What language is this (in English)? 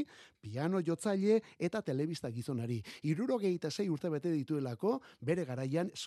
Spanish